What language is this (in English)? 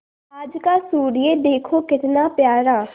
Hindi